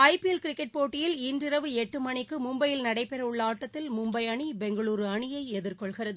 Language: Tamil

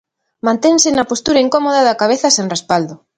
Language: Galician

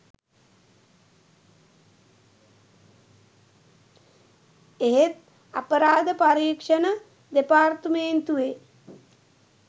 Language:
Sinhala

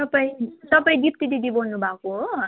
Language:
Nepali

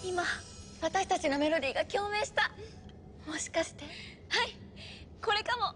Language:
Japanese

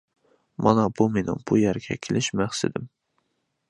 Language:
Uyghur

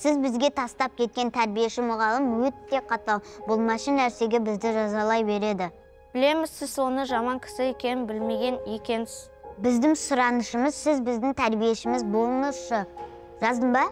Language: Kazakh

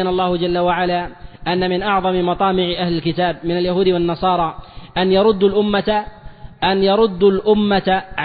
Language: Arabic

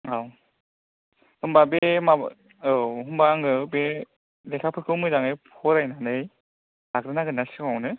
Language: Bodo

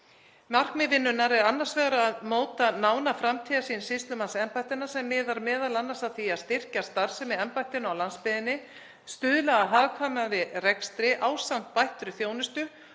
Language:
Icelandic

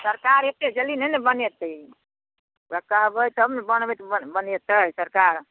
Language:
Maithili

